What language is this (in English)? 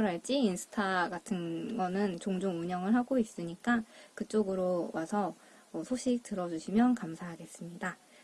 Korean